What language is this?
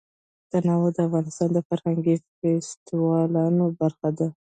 Pashto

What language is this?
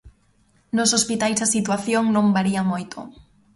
Galician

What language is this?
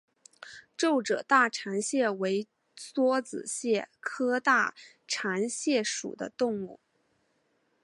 Chinese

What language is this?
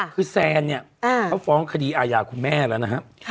Thai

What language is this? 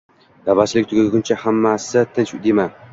Uzbek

